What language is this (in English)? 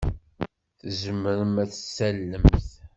Kabyle